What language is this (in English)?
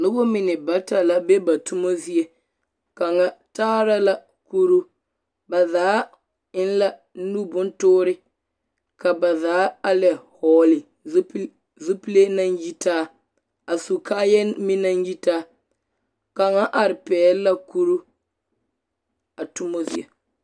Southern Dagaare